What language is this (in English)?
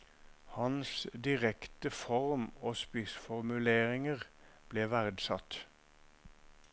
Norwegian